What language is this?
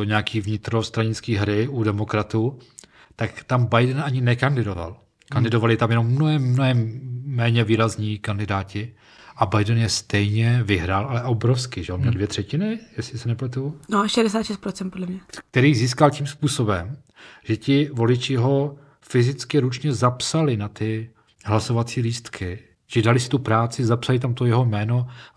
Czech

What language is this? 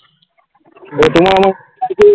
Bangla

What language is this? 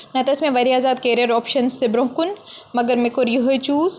Kashmiri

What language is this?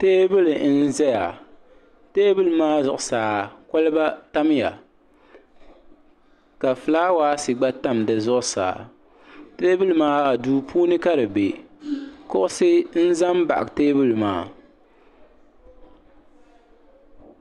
Dagbani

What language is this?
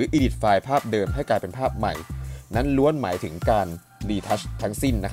Thai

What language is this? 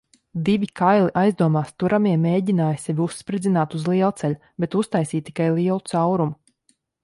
Latvian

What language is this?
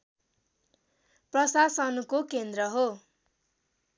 Nepali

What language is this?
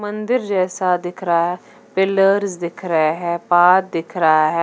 Hindi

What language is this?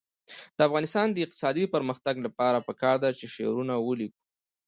Pashto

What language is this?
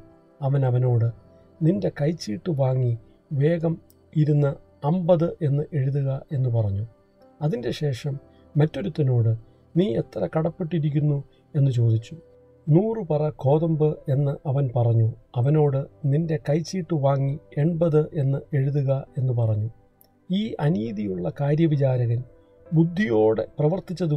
Malayalam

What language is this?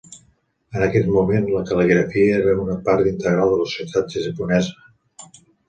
Catalan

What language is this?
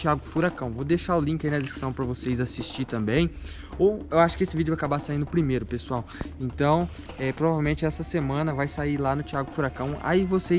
Portuguese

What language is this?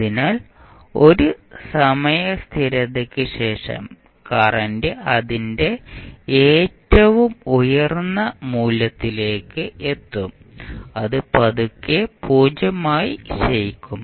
Malayalam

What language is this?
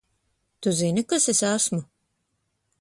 Latvian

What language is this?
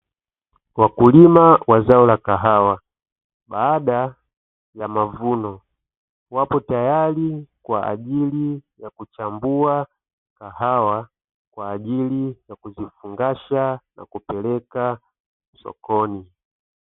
Swahili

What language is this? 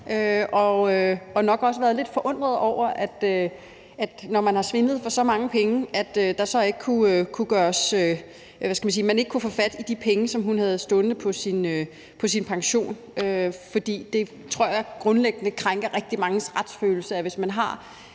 Danish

